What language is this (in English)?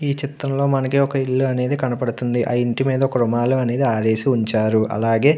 Telugu